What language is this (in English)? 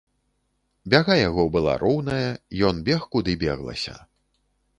Belarusian